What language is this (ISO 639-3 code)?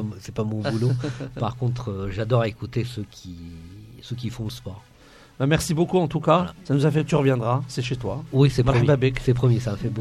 fra